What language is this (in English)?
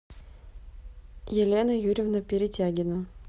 Russian